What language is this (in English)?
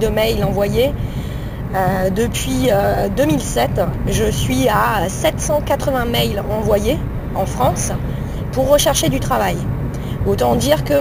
French